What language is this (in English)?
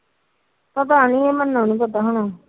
Punjabi